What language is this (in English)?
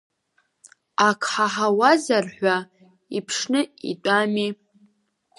Abkhazian